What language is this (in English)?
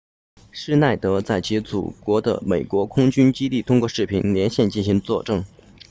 Chinese